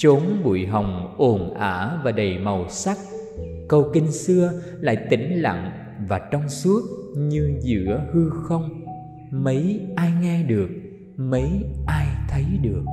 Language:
Vietnamese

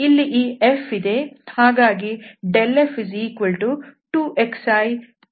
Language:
Kannada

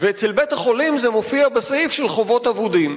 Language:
Hebrew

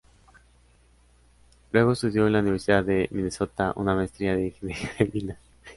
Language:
Spanish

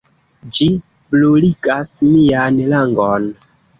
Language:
Esperanto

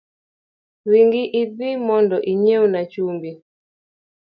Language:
Luo (Kenya and Tanzania)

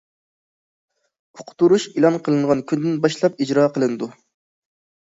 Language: Uyghur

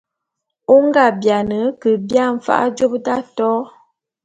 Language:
Bulu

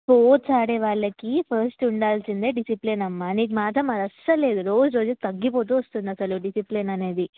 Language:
Telugu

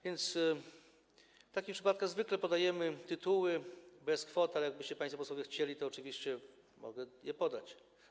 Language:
Polish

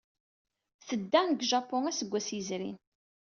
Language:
Kabyle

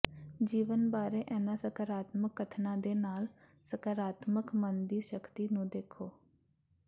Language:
Punjabi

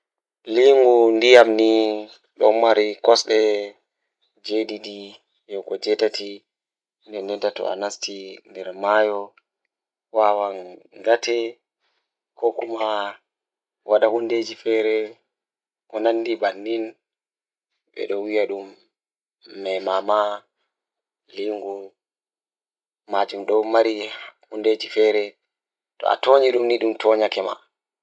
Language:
Fula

